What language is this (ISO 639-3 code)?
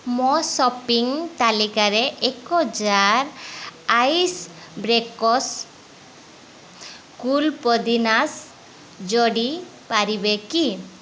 ori